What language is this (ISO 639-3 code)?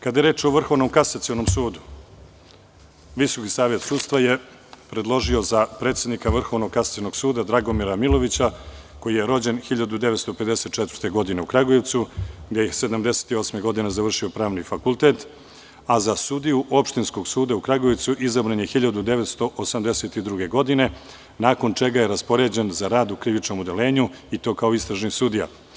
srp